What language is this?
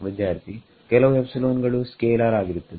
Kannada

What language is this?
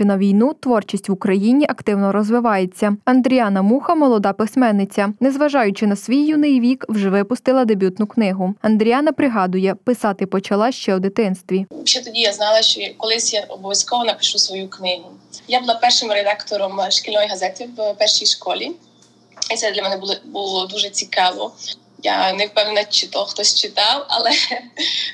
Ukrainian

